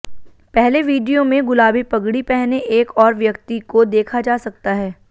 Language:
Hindi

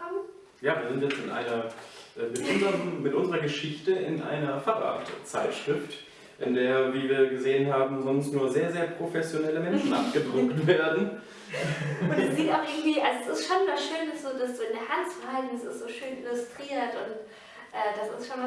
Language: German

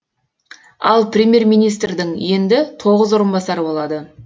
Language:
Kazakh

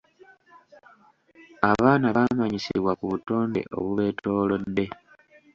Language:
Ganda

